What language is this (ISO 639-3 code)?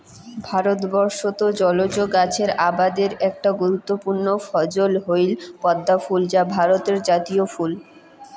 ben